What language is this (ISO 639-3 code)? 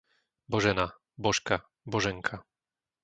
slk